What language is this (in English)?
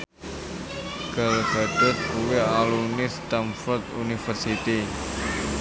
Javanese